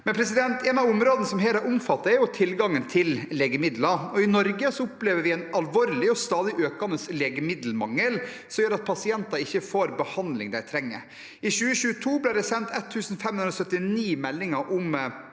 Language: Norwegian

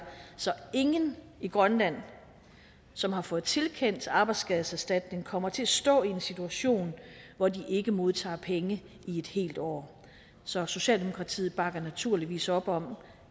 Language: Danish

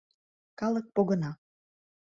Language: Mari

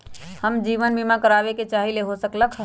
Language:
Magahi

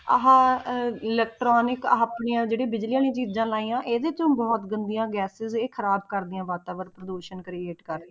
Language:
Punjabi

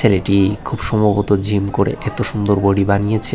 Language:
Bangla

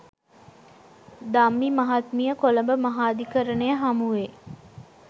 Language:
Sinhala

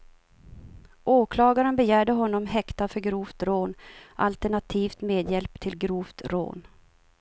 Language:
Swedish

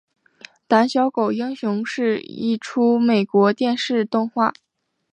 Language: Chinese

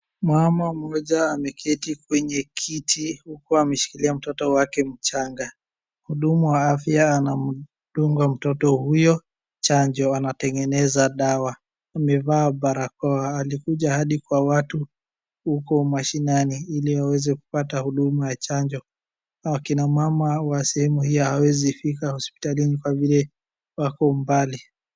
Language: Swahili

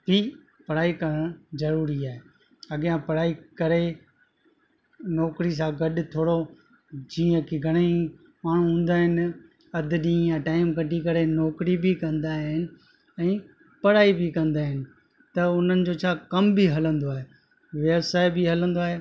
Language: Sindhi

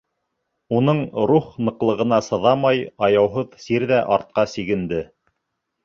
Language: Bashkir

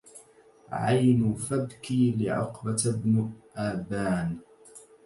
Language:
Arabic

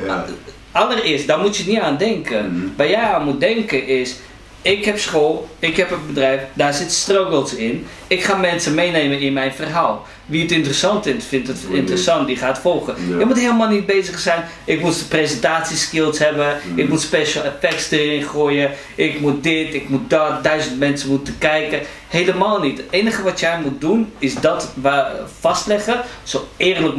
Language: Dutch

